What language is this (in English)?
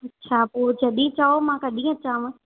Sindhi